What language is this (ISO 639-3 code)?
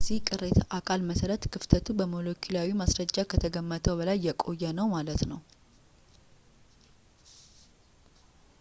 amh